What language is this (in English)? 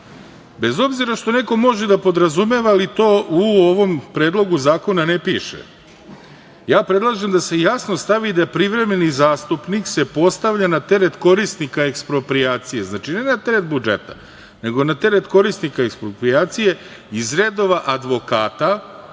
Serbian